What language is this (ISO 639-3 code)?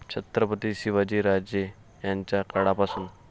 mar